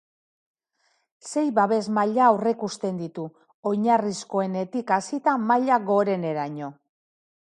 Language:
Basque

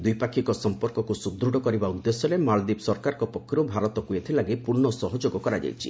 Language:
Odia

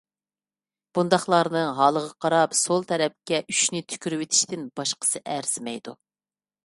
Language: Uyghur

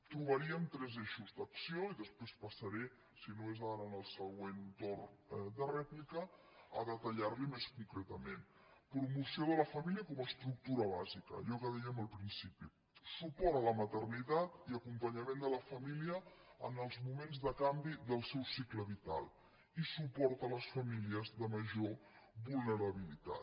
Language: Catalan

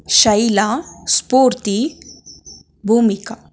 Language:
Kannada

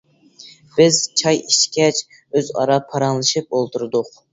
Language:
Uyghur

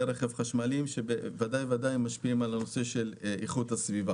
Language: Hebrew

